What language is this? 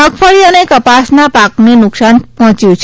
Gujarati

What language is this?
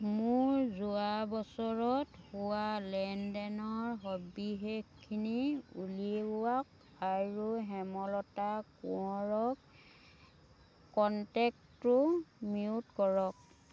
Assamese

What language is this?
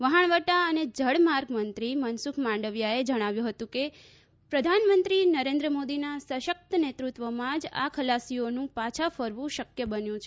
Gujarati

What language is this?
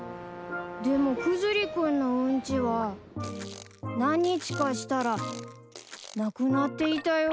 Japanese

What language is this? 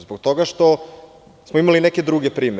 Serbian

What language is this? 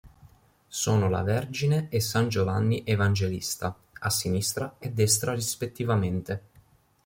Italian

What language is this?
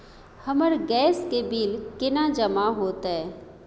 Maithili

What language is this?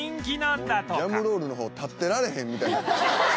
Japanese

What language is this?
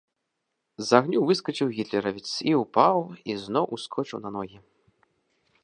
Belarusian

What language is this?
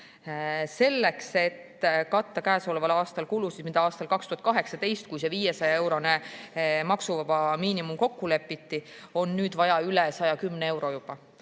Estonian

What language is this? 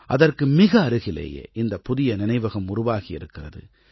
Tamil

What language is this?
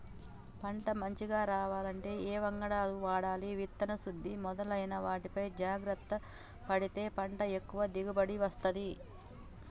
Telugu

